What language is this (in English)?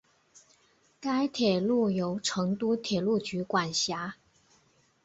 Chinese